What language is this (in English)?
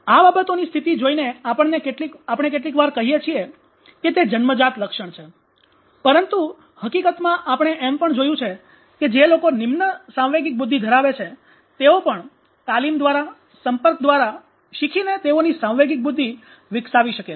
Gujarati